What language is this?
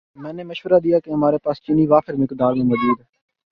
Urdu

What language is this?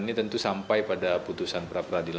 Indonesian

